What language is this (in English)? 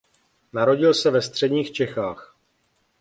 Czech